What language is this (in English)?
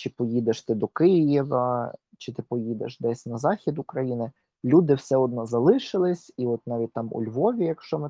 Ukrainian